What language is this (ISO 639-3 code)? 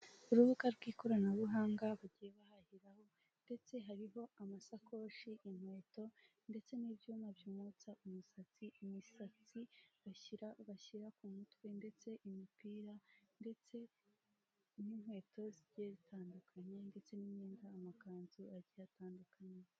kin